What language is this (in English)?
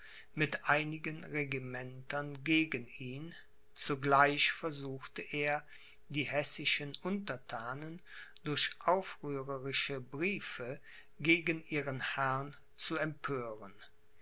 German